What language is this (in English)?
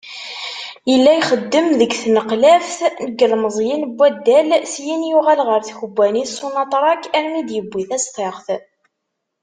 Kabyle